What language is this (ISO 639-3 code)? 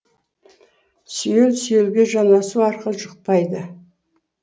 kaz